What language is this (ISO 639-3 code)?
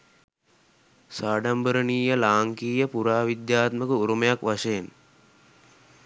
sin